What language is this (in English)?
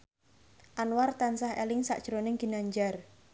Javanese